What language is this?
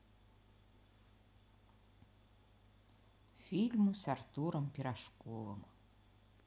Russian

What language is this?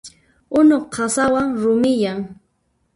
Puno Quechua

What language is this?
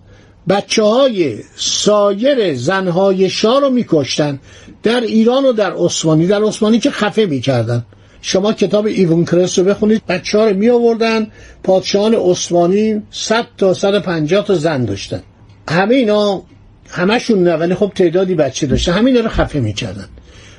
Persian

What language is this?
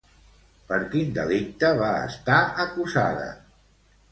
Catalan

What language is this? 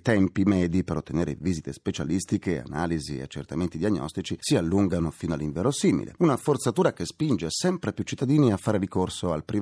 Italian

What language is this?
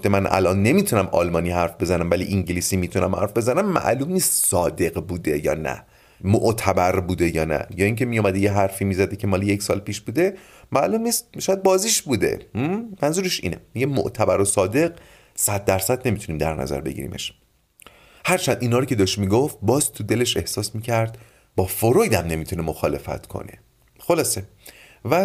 Persian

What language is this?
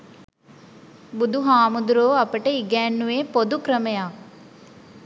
Sinhala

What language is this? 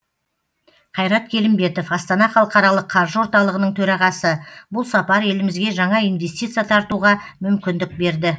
Kazakh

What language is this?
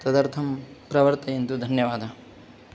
Sanskrit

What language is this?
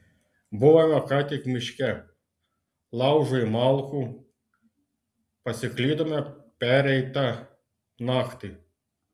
Lithuanian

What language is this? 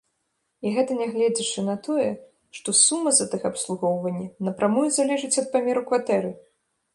Belarusian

